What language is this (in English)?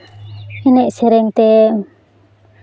Santali